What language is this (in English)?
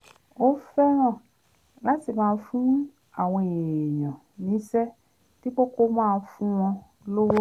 Yoruba